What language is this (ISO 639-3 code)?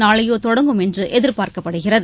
tam